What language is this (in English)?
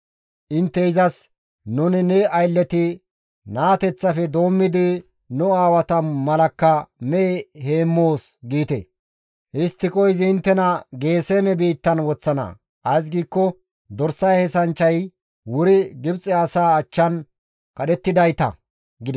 Gamo